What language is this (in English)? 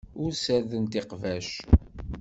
Kabyle